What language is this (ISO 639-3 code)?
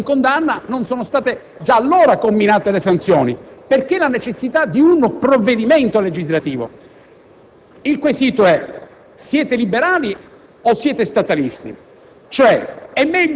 ita